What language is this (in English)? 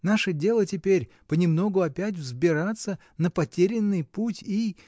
Russian